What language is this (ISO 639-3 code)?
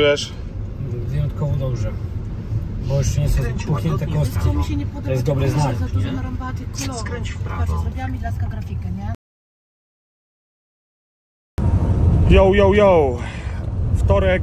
pol